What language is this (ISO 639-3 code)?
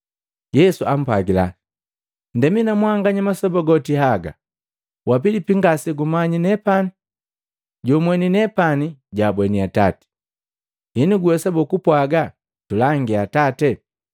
mgv